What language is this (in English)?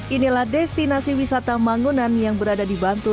Indonesian